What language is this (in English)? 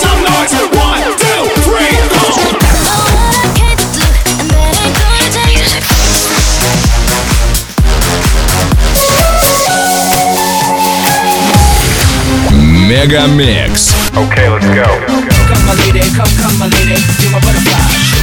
Russian